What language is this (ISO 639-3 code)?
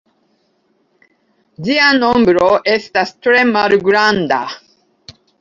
epo